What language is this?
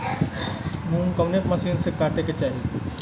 Bhojpuri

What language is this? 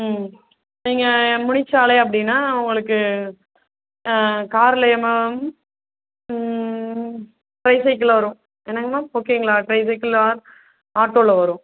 Tamil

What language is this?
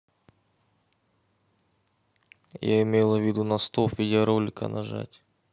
Russian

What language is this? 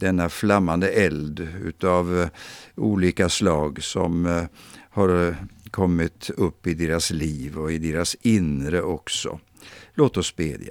Swedish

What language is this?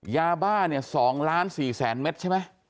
Thai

